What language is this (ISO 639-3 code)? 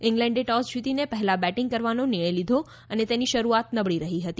guj